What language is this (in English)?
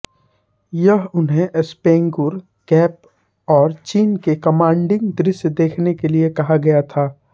Hindi